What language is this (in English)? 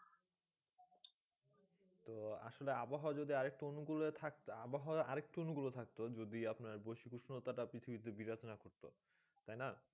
Bangla